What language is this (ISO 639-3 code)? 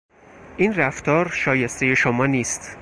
fas